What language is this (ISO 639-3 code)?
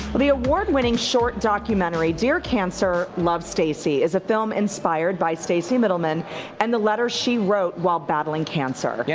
eng